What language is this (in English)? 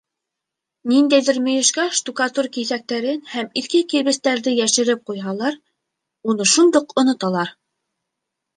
Bashkir